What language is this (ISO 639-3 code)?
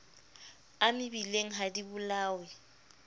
sot